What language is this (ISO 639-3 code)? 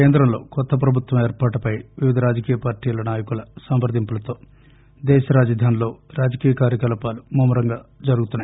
tel